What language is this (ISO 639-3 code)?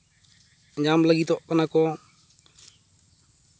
sat